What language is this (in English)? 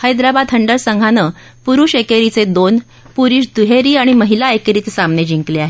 Marathi